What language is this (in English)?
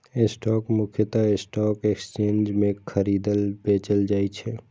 Maithili